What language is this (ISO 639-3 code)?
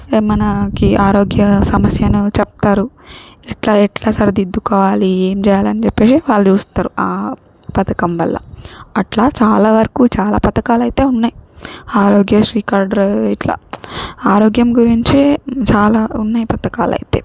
tel